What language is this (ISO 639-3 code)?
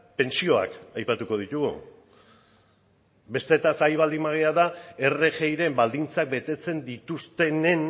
eus